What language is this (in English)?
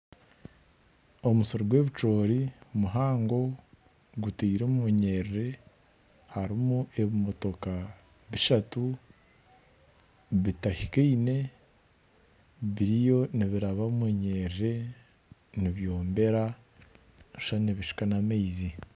Nyankole